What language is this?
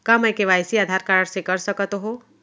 Chhattisgarhi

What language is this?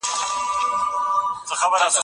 Pashto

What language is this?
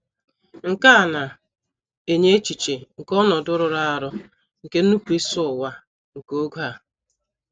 Igbo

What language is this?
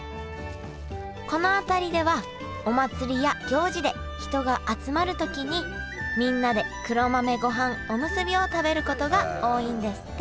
Japanese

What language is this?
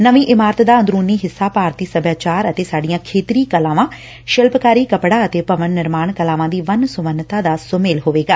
Punjabi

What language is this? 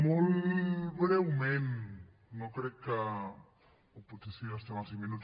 Catalan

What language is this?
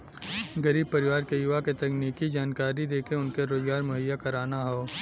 Bhojpuri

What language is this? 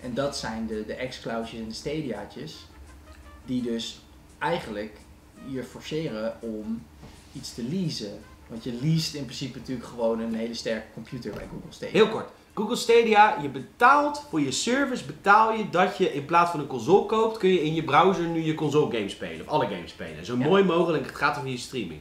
Dutch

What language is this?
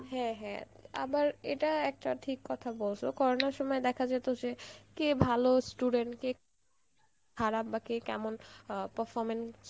Bangla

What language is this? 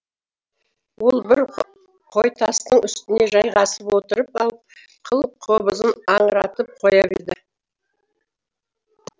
Kazakh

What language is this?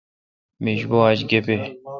Kalkoti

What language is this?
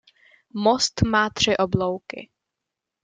Czech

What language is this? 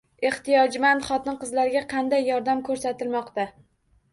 Uzbek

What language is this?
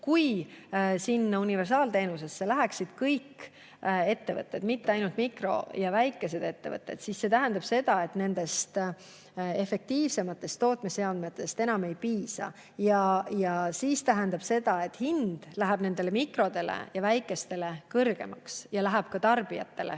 Estonian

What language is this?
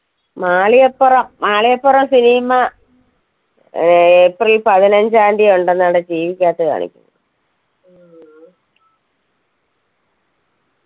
Malayalam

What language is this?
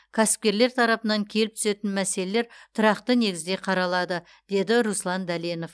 Kazakh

